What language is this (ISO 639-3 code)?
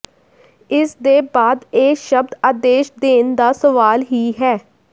pan